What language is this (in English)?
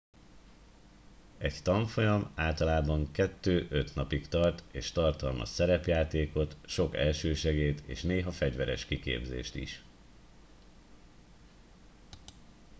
Hungarian